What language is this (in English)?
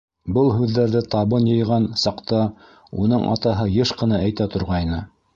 Bashkir